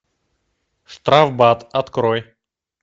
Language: Russian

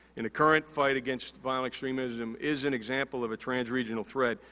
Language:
English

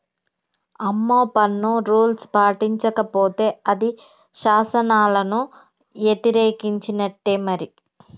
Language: Telugu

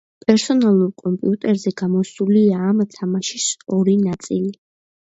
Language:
Georgian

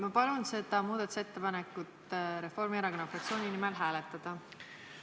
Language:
Estonian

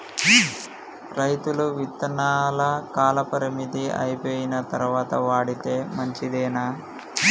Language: Telugu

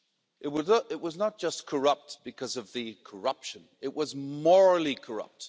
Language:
English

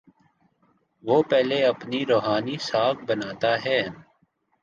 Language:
Urdu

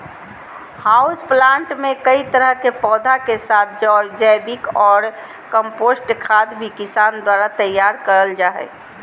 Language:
Magahi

